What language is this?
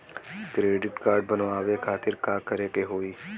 Bhojpuri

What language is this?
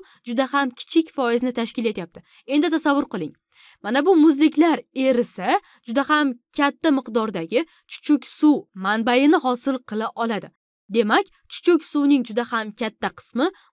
Turkish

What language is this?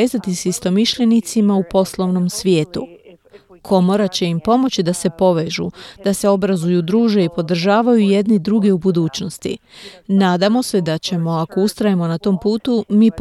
Croatian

